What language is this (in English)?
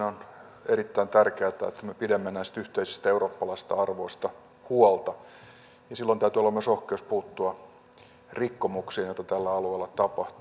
Finnish